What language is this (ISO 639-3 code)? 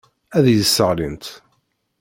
kab